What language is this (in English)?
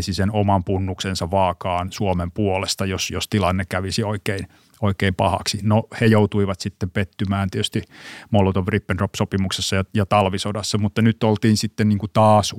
Finnish